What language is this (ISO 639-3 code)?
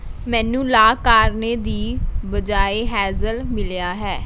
pan